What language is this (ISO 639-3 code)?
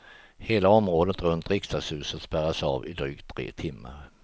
swe